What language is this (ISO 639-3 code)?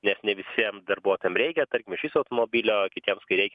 lit